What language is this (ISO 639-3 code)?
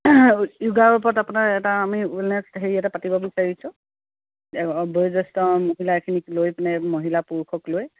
asm